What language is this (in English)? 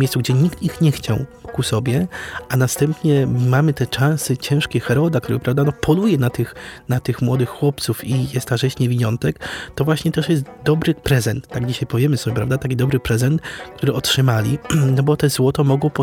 Polish